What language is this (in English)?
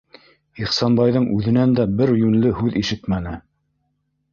Bashkir